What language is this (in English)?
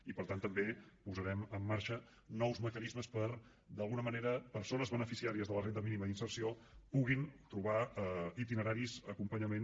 Catalan